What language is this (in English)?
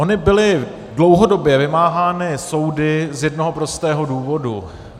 Czech